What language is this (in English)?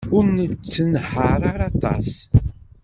Kabyle